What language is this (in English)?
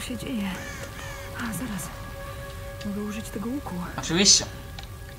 Polish